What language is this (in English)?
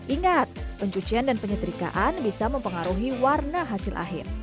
Indonesian